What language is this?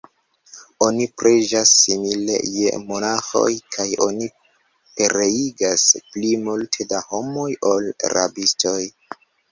Esperanto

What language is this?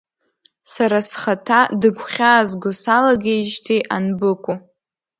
Abkhazian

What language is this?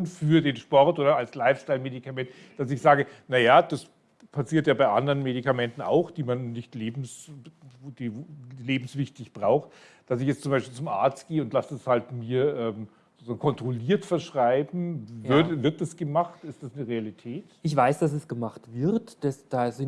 German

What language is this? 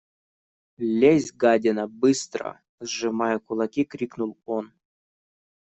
Russian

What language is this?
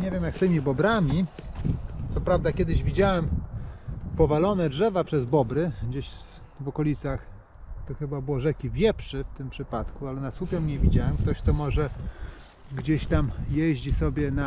Polish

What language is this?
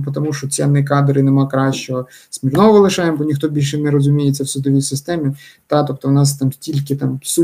Ukrainian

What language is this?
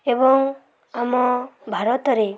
Odia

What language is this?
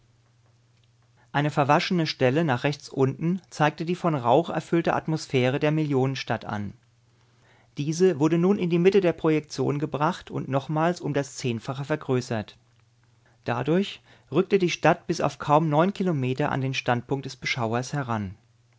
German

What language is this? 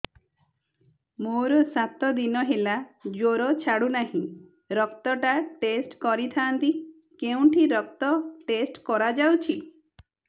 Odia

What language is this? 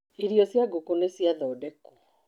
Kikuyu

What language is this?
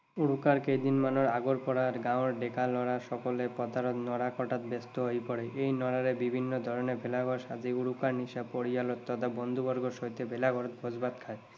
Assamese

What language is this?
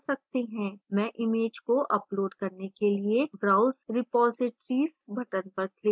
Hindi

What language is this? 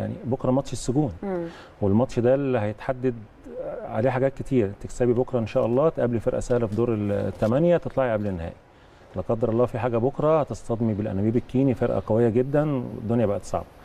Arabic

